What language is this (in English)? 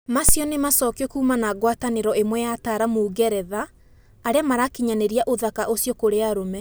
Kikuyu